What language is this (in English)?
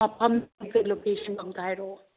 Manipuri